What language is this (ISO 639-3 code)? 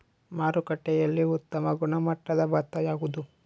kan